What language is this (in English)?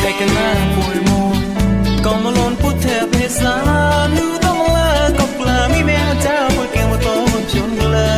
Thai